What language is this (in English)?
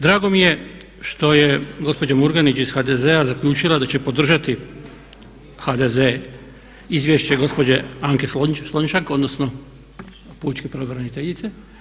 Croatian